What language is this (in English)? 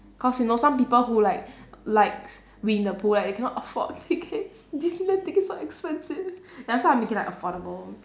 English